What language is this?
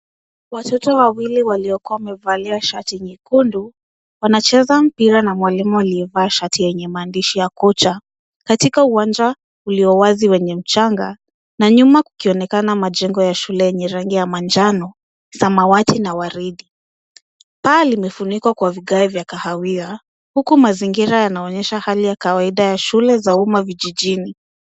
Swahili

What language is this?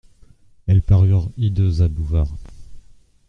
French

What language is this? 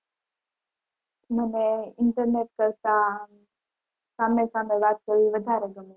Gujarati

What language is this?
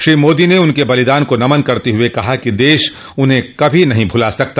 Hindi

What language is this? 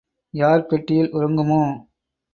Tamil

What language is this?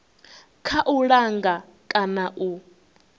Venda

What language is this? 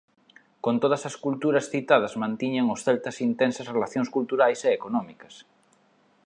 Galician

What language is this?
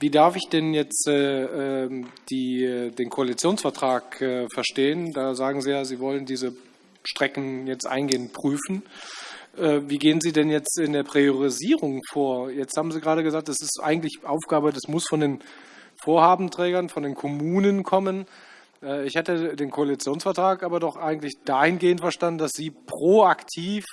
German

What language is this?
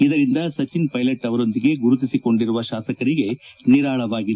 Kannada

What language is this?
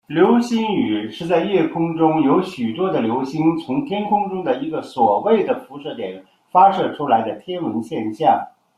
Chinese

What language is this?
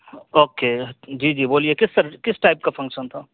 Urdu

